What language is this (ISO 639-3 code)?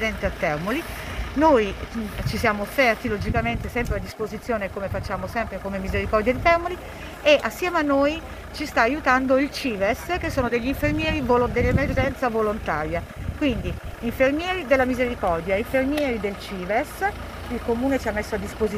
ita